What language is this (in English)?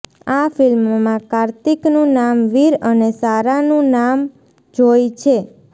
Gujarati